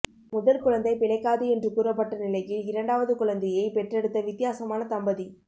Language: Tamil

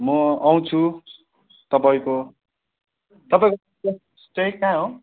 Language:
Nepali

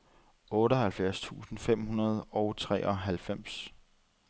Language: Danish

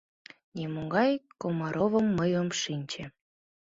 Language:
Mari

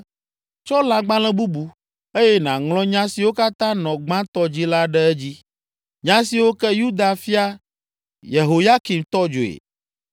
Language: Ewe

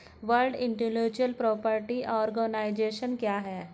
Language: Hindi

